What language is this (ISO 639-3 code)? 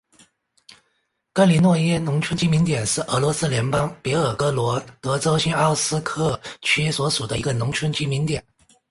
zho